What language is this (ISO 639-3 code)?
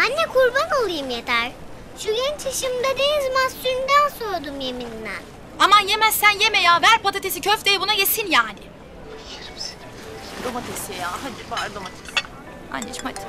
tur